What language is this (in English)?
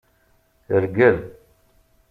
Kabyle